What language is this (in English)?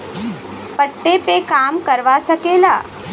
Bhojpuri